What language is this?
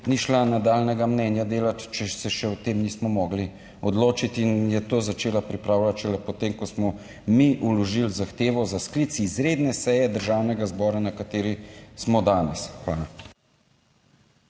Slovenian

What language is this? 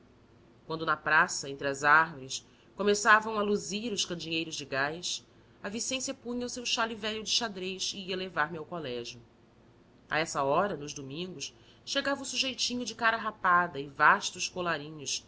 Portuguese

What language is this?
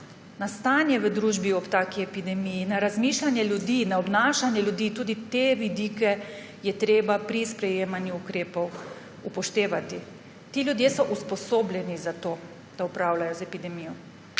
Slovenian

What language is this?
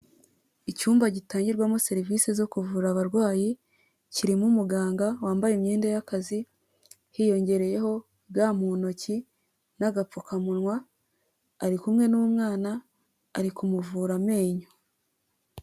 Kinyarwanda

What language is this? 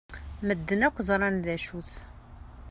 Kabyle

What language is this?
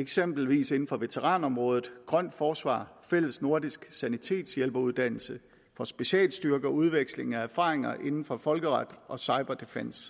Danish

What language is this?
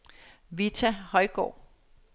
Danish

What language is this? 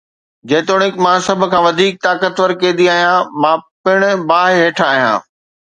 Sindhi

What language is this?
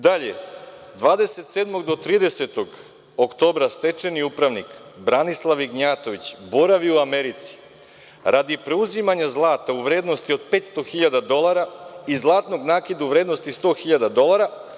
Serbian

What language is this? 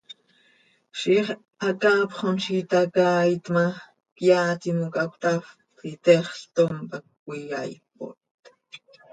Seri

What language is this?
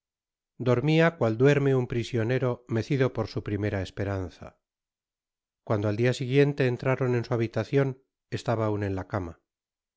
Spanish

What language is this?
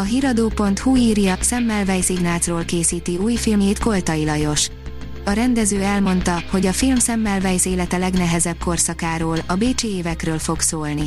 Hungarian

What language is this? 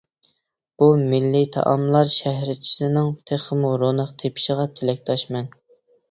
Uyghur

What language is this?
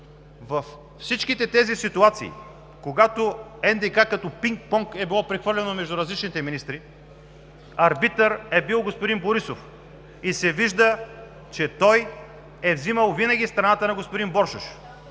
Bulgarian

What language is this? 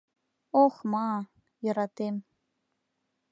Mari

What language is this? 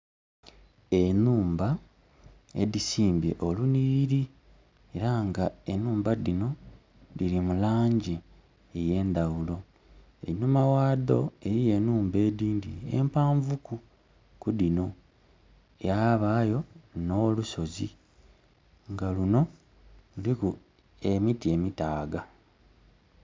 Soga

